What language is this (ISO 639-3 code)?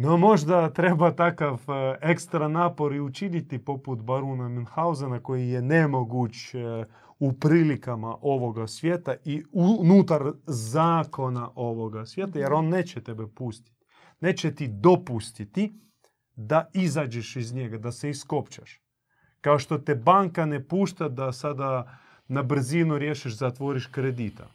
hrv